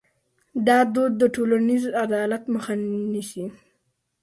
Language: Pashto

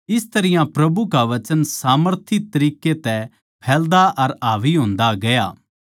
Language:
Haryanvi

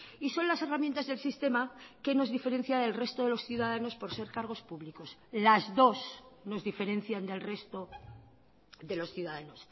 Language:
Spanish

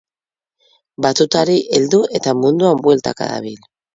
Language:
Basque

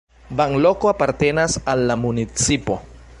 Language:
Esperanto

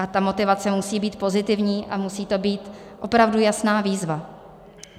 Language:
Czech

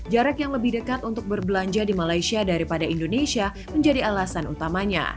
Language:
Indonesian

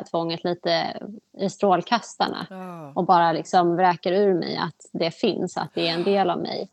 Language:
Swedish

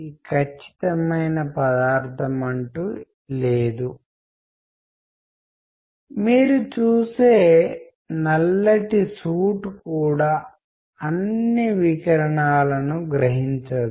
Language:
Telugu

